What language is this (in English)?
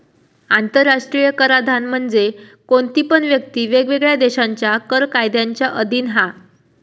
Marathi